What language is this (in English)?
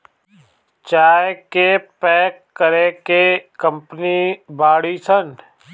Bhojpuri